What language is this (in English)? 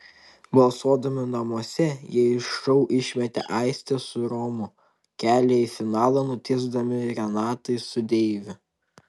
Lithuanian